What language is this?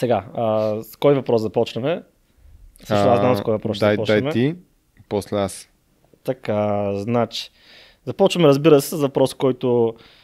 Bulgarian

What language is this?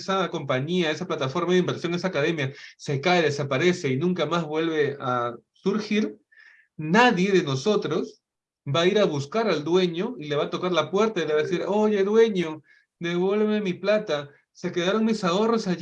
Spanish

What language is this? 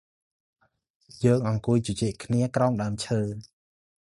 Khmer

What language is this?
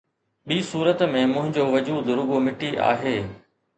Sindhi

